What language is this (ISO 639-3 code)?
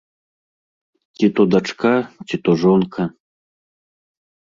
bel